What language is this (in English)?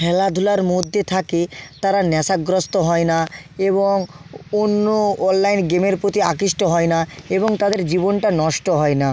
Bangla